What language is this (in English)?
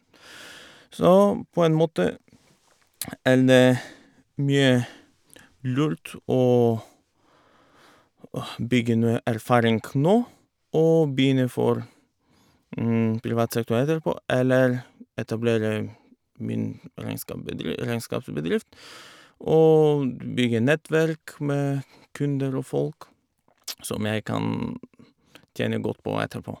Norwegian